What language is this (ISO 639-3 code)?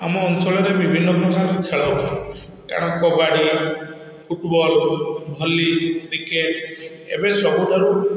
ori